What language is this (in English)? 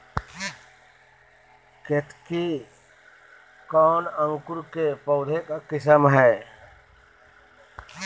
Magahi